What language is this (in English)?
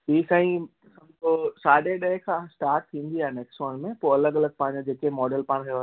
Sindhi